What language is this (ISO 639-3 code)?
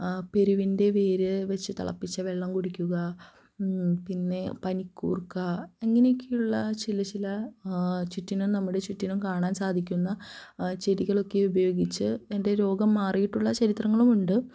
mal